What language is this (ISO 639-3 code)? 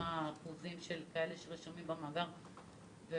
heb